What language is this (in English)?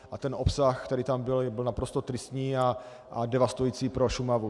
Czech